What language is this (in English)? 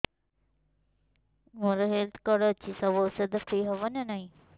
Odia